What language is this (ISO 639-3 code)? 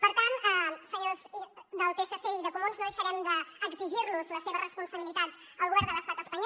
cat